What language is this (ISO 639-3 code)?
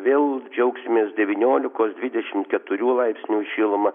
lit